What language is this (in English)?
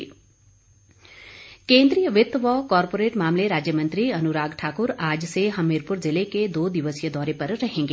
Hindi